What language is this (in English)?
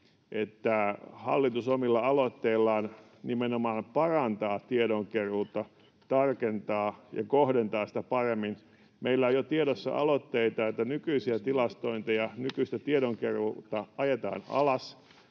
Finnish